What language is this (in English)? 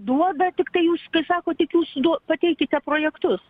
Lithuanian